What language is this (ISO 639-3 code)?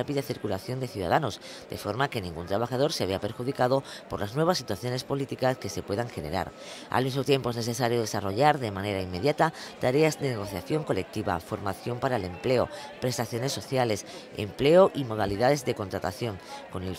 spa